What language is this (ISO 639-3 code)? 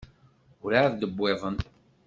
kab